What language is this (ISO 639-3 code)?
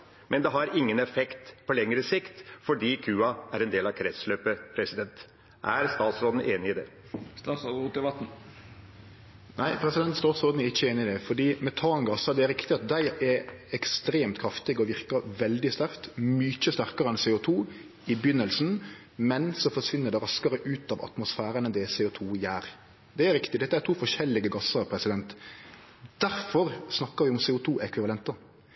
nor